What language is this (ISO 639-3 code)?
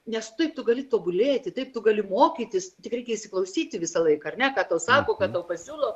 lit